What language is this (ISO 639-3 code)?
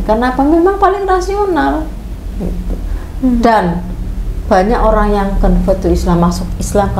ind